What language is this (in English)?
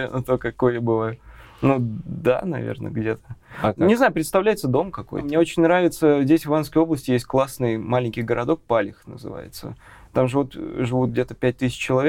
Russian